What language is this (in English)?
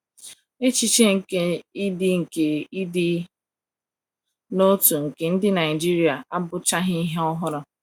Igbo